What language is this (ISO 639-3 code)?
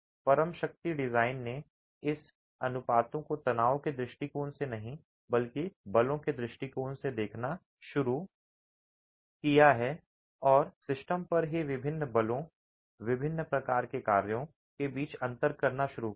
hin